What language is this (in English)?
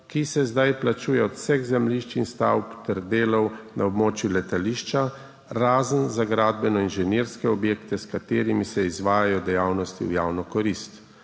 Slovenian